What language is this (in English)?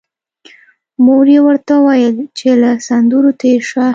Pashto